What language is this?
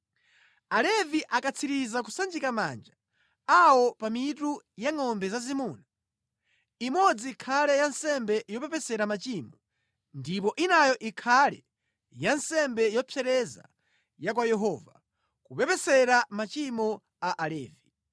Nyanja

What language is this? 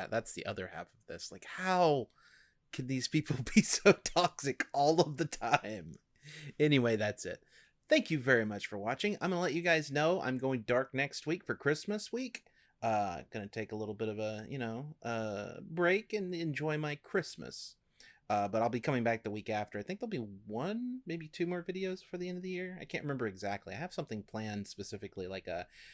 English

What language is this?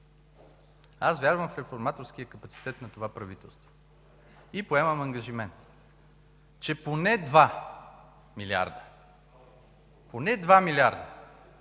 Bulgarian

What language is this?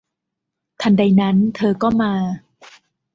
Thai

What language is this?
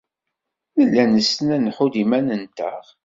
Kabyle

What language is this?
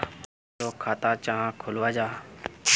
Magahi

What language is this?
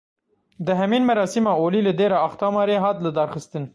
Kurdish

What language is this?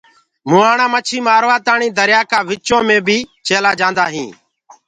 Gurgula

